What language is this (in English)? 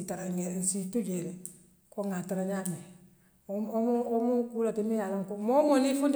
Western Maninkakan